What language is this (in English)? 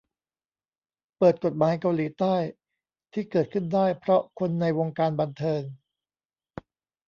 Thai